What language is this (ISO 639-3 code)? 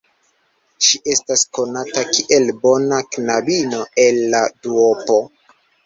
epo